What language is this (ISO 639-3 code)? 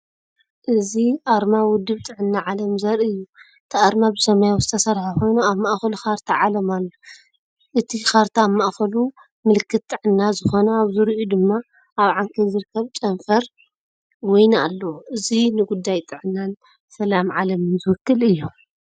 tir